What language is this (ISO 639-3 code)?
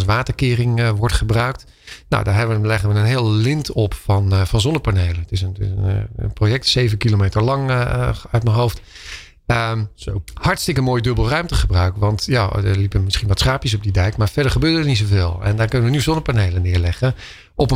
nld